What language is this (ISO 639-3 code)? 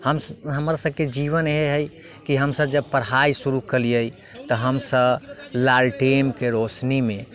mai